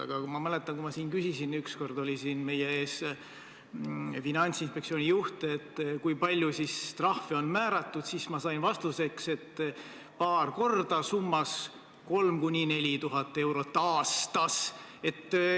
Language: Estonian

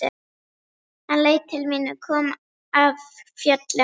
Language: Icelandic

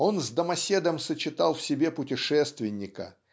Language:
Russian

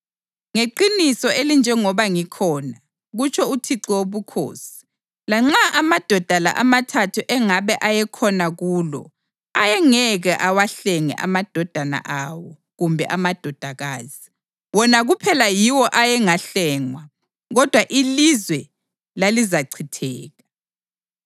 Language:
North Ndebele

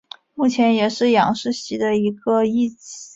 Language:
Chinese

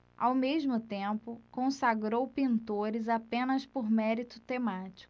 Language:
Portuguese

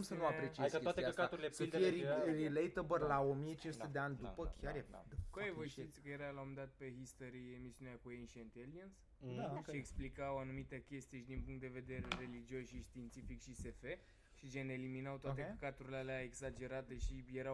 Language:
Romanian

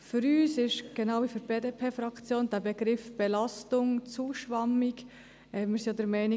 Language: Swiss German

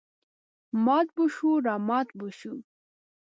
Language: Pashto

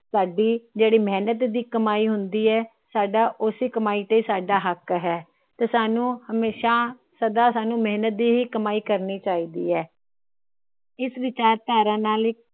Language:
Punjabi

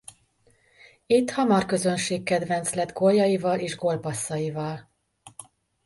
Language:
Hungarian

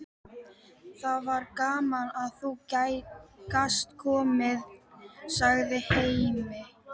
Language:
Icelandic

